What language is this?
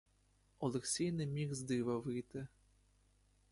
Ukrainian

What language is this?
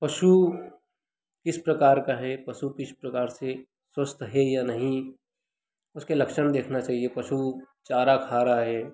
Hindi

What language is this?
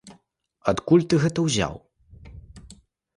Belarusian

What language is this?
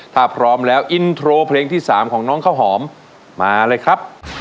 Thai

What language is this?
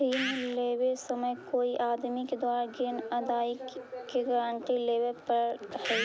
Magahi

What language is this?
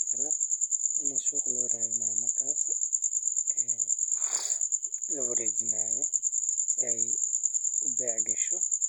Somali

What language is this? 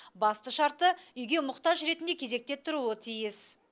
Kazakh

